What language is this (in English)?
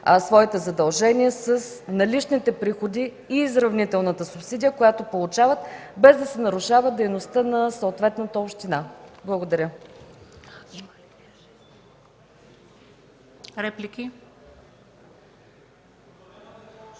Bulgarian